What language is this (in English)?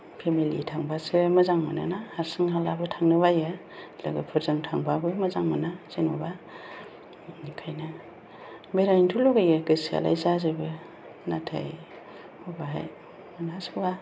Bodo